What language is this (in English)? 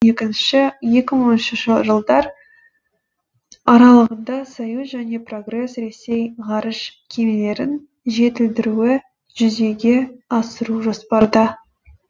Kazakh